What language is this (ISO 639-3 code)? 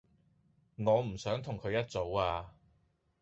yue